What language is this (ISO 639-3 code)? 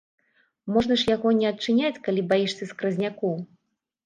bel